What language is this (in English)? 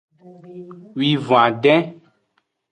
Aja (Benin)